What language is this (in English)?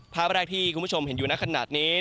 Thai